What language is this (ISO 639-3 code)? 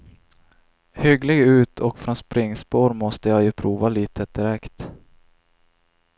swe